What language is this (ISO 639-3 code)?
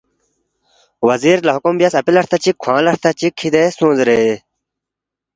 bft